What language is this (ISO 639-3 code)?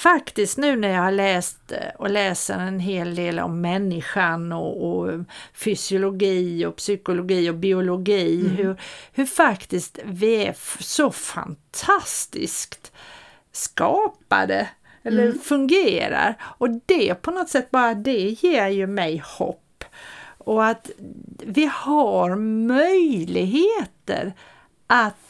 swe